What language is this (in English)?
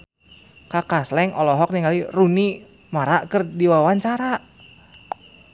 Sundanese